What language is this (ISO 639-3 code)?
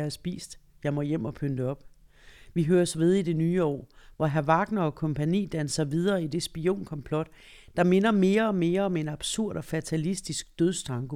dan